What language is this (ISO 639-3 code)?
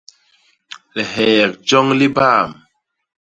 bas